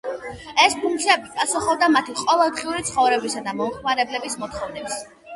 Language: Georgian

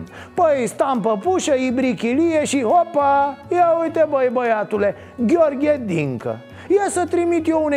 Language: Romanian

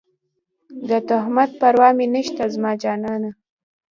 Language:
Pashto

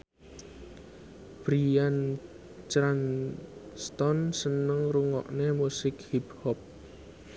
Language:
Javanese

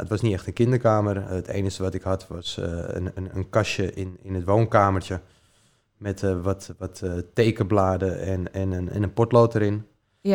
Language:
Dutch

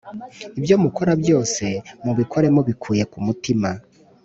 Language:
Kinyarwanda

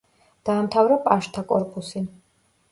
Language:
Georgian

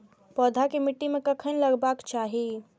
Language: Maithili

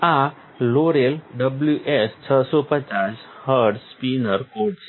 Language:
Gujarati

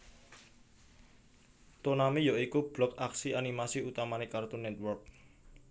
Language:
Javanese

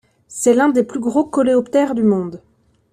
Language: French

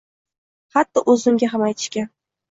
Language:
Uzbek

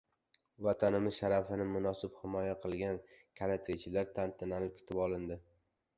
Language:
Uzbek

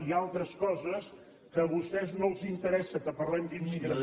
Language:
Catalan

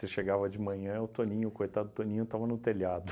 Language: Portuguese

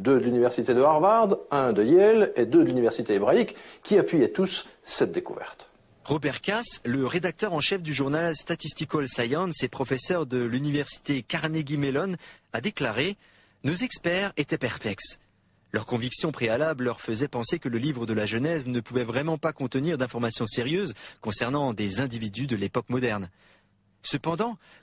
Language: French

